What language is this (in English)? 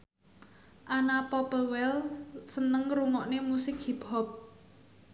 Javanese